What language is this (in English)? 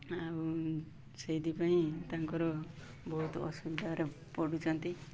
Odia